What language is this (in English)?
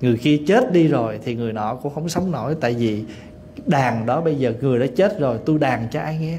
Vietnamese